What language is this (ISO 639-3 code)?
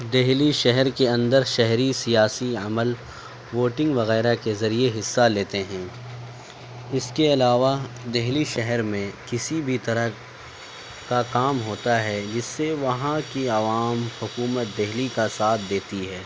urd